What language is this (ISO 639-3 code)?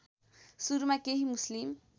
nep